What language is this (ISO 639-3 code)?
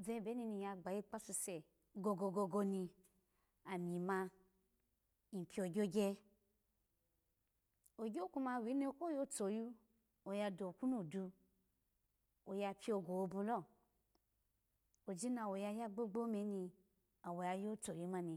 ala